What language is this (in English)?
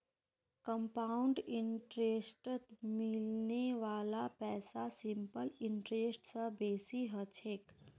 Magahi